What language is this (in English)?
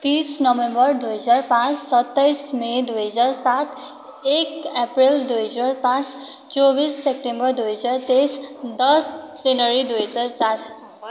Nepali